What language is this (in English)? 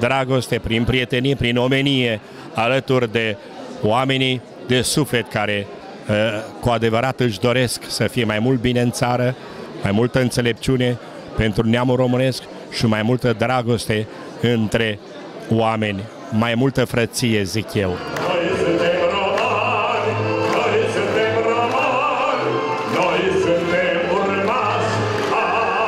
Romanian